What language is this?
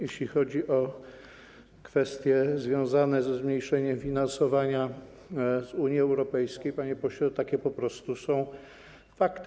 Polish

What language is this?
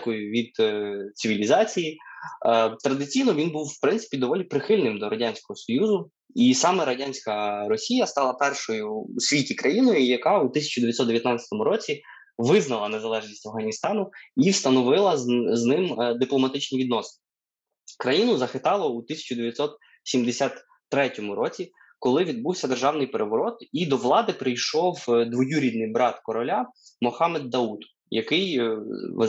Ukrainian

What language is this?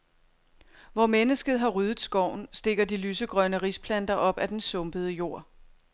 Danish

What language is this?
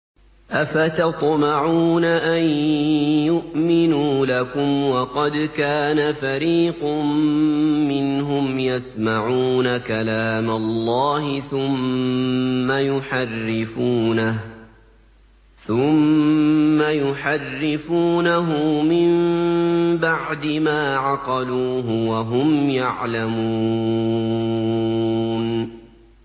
Arabic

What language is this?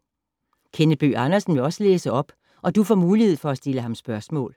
Danish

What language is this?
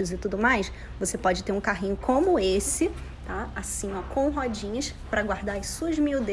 Portuguese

